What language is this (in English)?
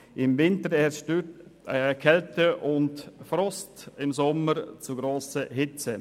Swiss German